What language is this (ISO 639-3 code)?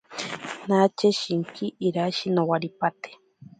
prq